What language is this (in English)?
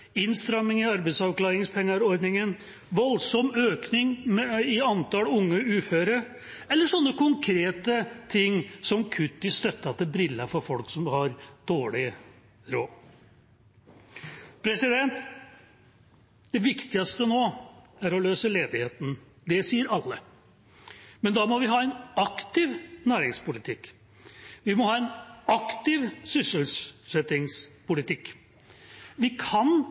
Norwegian Bokmål